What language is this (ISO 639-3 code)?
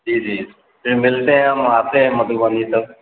urd